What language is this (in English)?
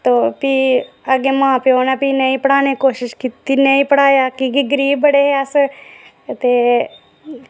Dogri